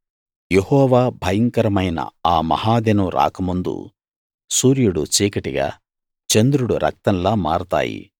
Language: Telugu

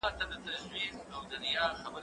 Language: Pashto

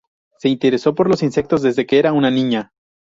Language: Spanish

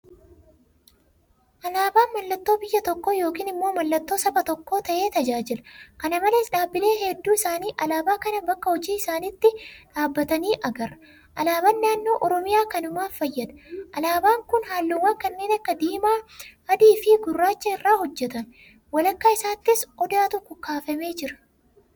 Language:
Oromo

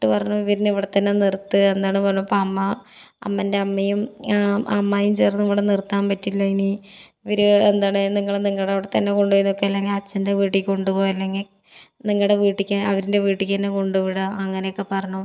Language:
Malayalam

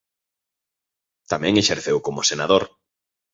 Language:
Galician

